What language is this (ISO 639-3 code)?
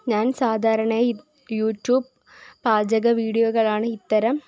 mal